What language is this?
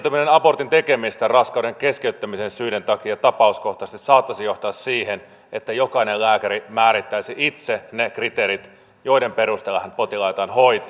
Finnish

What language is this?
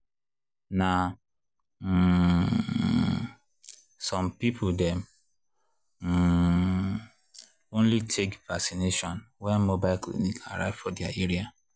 Nigerian Pidgin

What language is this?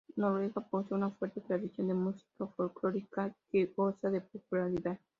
Spanish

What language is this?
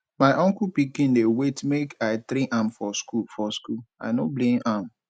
Nigerian Pidgin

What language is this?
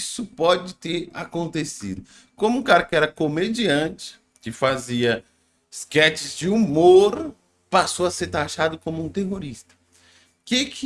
Portuguese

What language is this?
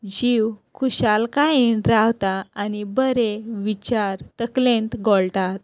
Konkani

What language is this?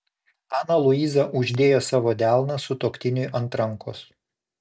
Lithuanian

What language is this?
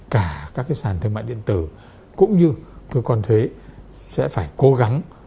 Vietnamese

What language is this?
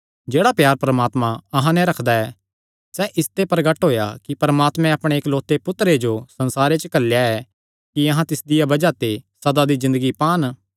Kangri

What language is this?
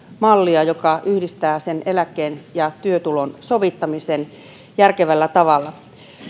Finnish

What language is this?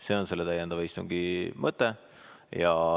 Estonian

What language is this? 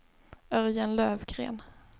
Swedish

